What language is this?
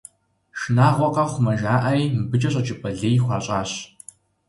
Kabardian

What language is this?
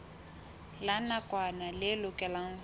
Southern Sotho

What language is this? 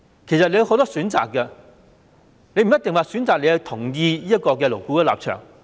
Cantonese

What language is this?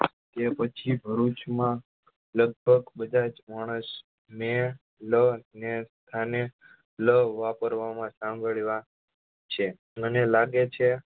Gujarati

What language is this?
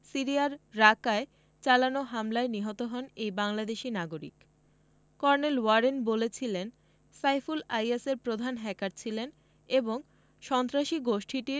Bangla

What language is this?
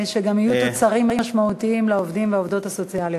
Hebrew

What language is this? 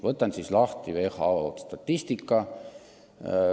Estonian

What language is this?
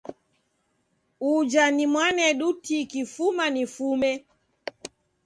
Taita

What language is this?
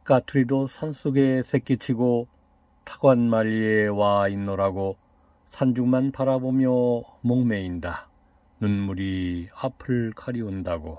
Korean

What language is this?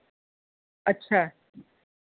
Dogri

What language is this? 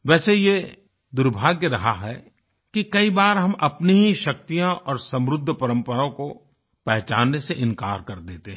Hindi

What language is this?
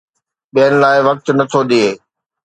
Sindhi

